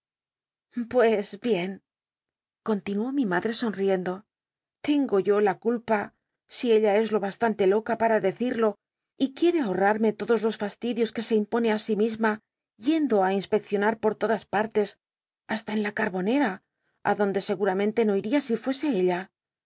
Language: Spanish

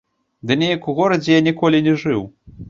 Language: Belarusian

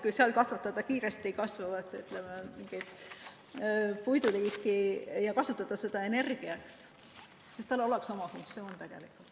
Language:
Estonian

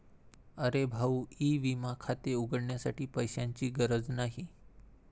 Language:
Marathi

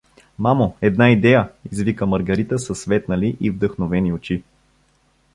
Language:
Bulgarian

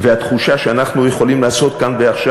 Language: Hebrew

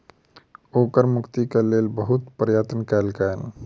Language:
Maithili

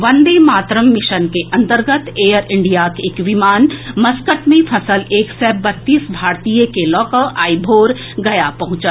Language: Maithili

